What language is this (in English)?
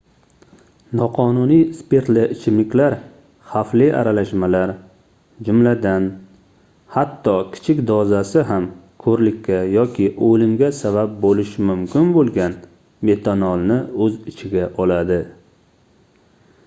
Uzbek